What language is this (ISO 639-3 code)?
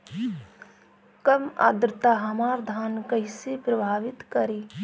bho